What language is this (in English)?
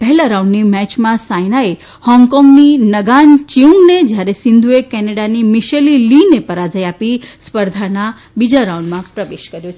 Gujarati